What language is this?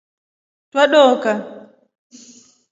Rombo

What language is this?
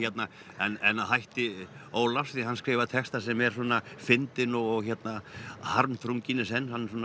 Icelandic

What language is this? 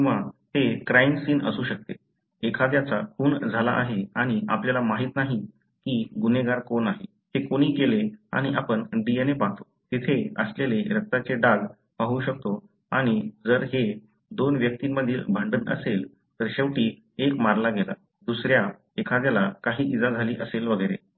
Marathi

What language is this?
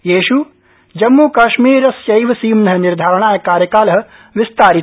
Sanskrit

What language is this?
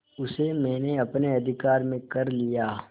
Hindi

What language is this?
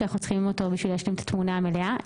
Hebrew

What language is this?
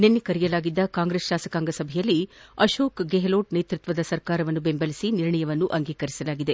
Kannada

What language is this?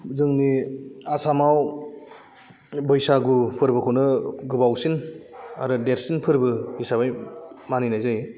Bodo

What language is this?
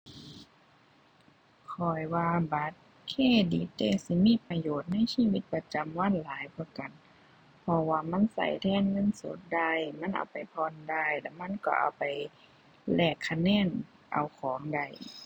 Thai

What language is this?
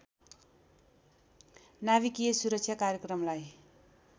Nepali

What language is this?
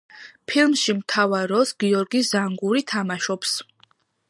Georgian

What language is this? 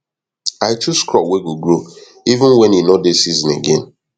Nigerian Pidgin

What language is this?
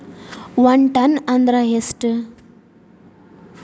Kannada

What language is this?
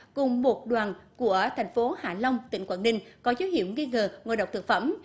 Vietnamese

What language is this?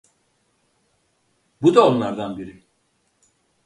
Turkish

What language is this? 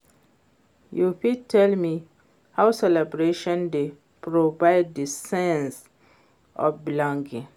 Nigerian Pidgin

